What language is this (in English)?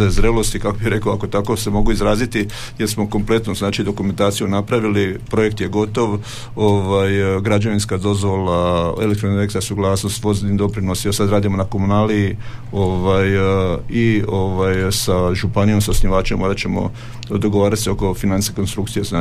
Croatian